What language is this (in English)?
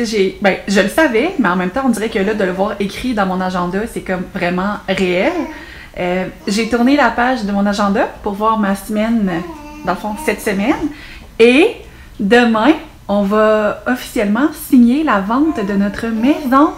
French